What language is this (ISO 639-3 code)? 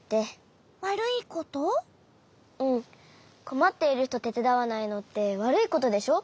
jpn